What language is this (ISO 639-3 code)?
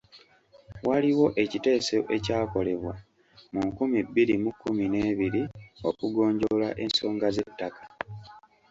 lug